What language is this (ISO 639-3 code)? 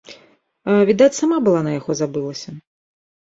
bel